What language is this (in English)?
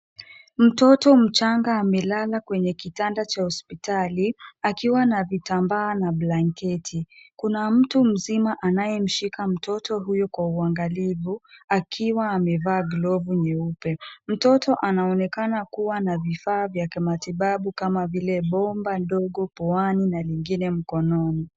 Swahili